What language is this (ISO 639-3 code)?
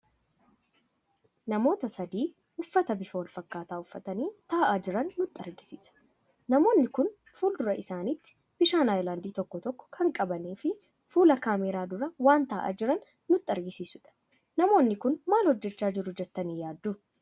orm